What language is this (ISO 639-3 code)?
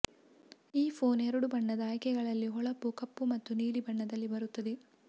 kan